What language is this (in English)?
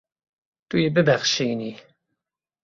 Kurdish